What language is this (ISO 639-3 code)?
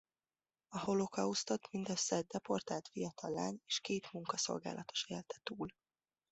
hun